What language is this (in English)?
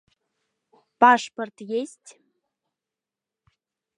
Mari